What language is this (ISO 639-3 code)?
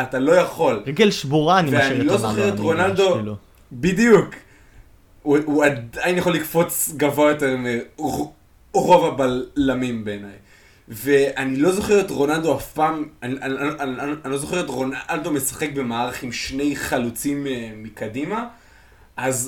heb